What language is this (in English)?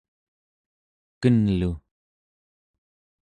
Central Yupik